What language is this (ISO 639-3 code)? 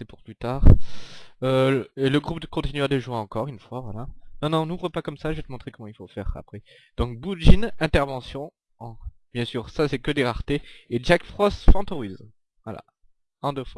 fra